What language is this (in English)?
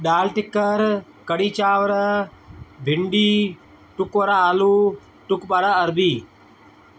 Sindhi